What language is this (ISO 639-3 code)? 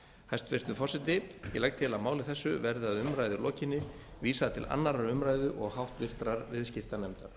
isl